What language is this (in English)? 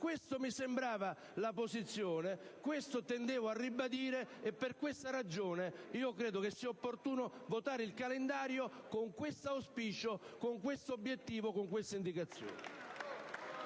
Italian